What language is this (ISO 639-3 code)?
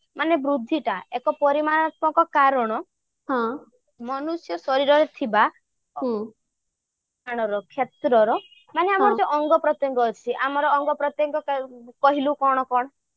ori